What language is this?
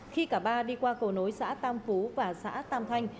Vietnamese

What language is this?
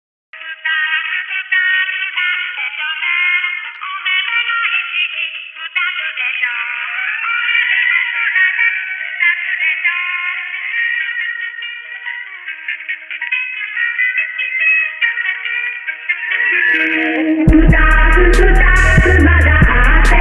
Indonesian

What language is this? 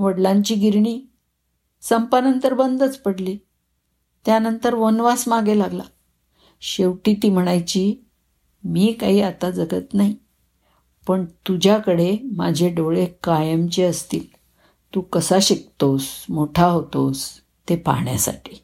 Marathi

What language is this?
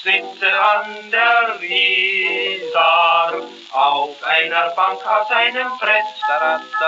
German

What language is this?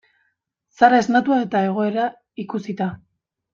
Basque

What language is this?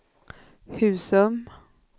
Swedish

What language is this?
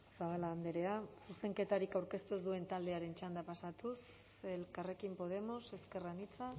Basque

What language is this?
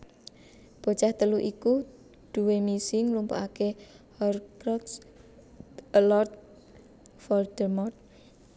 Javanese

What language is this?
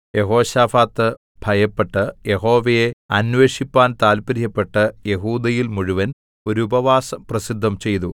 Malayalam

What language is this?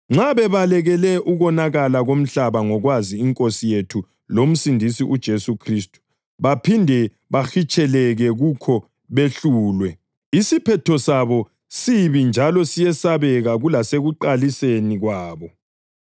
North Ndebele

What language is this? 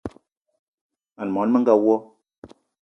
Eton (Cameroon)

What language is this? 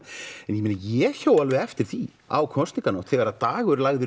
Icelandic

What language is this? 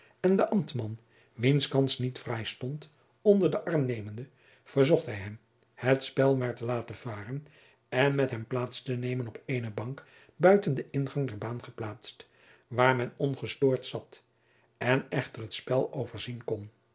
Dutch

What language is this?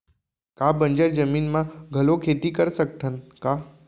Chhattisgarhi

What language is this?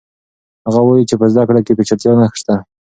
Pashto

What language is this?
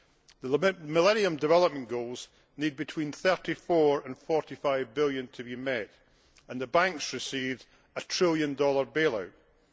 English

